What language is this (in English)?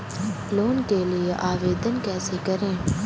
Hindi